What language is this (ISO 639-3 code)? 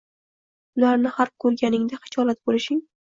uzb